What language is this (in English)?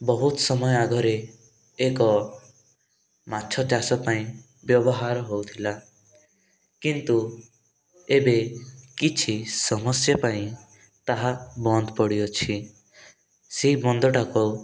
Odia